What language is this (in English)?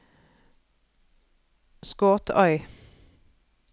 Norwegian